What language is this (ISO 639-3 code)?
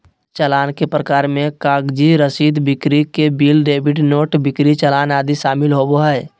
mag